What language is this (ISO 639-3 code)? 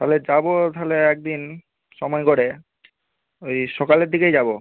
ben